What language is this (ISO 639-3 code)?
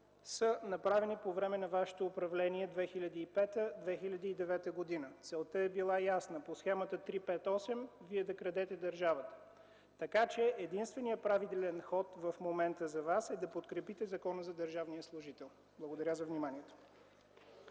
bul